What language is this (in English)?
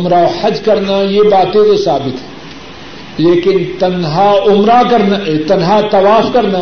Urdu